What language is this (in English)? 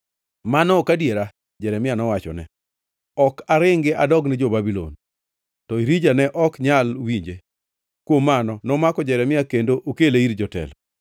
Luo (Kenya and Tanzania)